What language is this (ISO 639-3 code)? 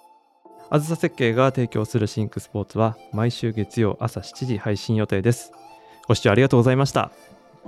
jpn